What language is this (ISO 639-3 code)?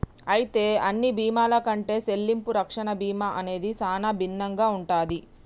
tel